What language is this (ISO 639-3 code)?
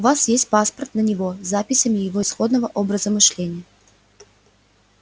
rus